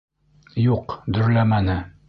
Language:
Bashkir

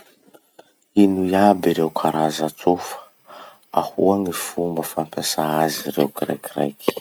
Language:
Masikoro Malagasy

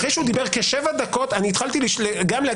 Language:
Hebrew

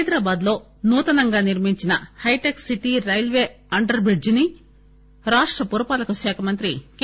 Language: Telugu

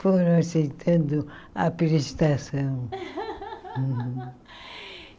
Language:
Portuguese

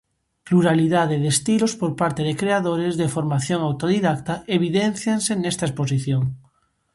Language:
Galician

